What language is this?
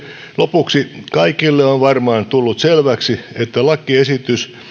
Finnish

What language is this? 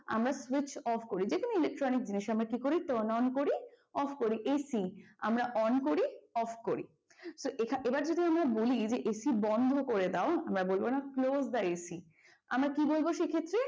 Bangla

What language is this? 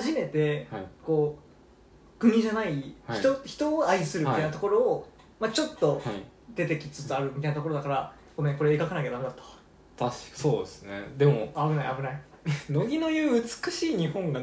Japanese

